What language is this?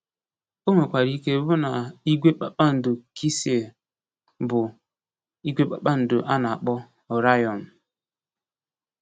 Igbo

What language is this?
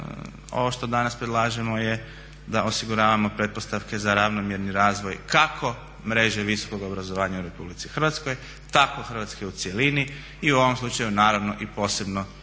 Croatian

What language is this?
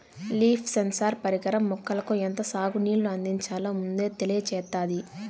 Telugu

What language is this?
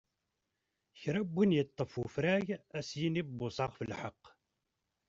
Kabyle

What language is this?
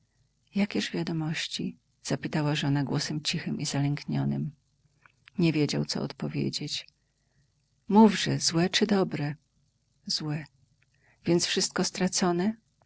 Polish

